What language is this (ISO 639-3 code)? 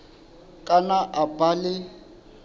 sot